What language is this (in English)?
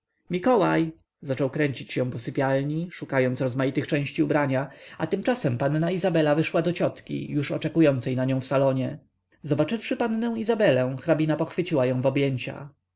Polish